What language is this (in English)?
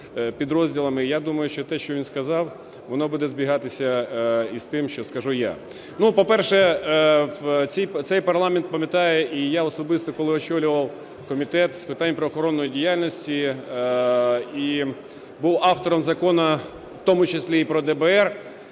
Ukrainian